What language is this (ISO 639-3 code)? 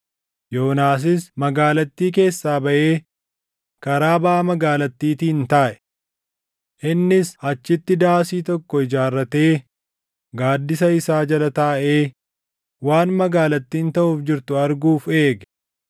orm